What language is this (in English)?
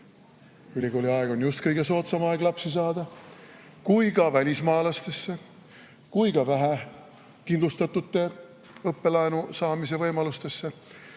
Estonian